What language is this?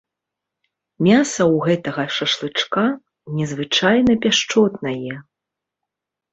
Belarusian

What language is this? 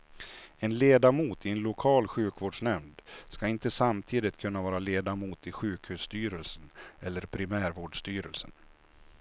Swedish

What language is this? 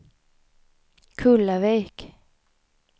Swedish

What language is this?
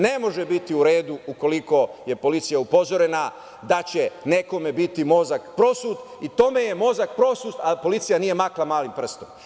Serbian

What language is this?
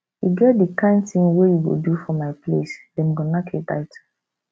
Nigerian Pidgin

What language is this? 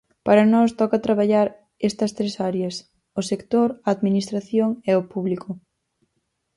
Galician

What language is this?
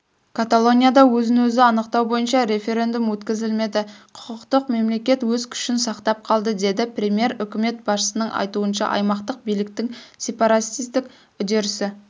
Kazakh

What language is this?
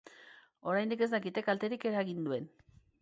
Basque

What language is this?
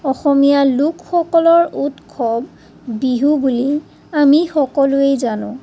Assamese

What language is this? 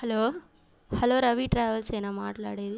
Telugu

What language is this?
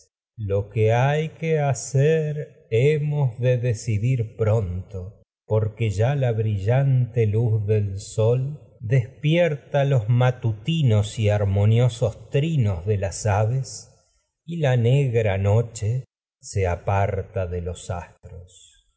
Spanish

